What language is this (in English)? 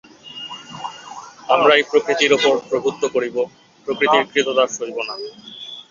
Bangla